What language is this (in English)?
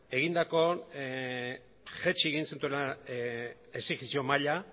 Basque